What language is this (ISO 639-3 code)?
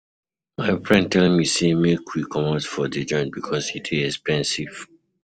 pcm